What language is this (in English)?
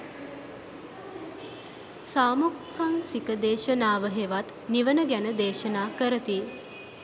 Sinhala